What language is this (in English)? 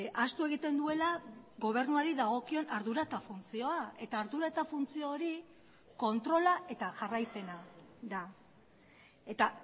Basque